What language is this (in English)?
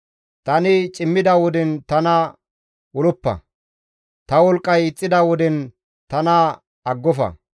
Gamo